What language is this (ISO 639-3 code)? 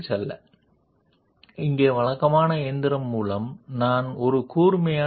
tel